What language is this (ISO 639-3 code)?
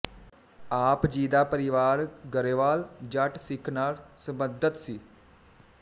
pan